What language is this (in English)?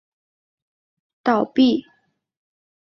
Chinese